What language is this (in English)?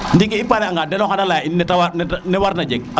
Serer